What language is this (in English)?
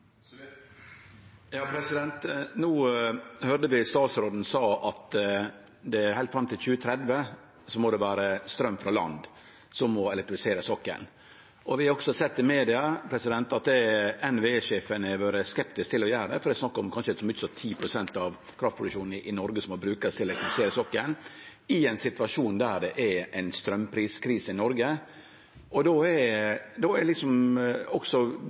Norwegian Nynorsk